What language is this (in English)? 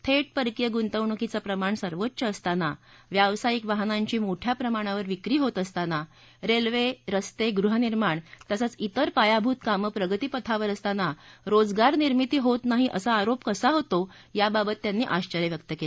Marathi